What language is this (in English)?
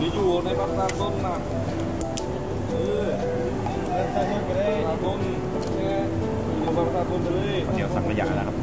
Thai